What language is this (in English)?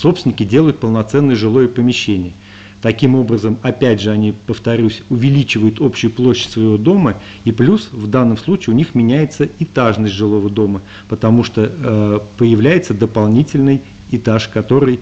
Russian